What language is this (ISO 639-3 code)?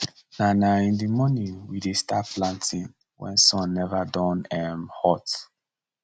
pcm